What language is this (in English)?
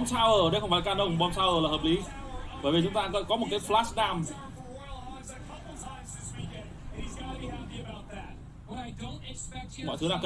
Vietnamese